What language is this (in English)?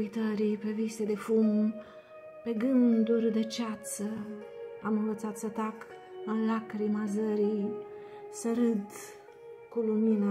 Romanian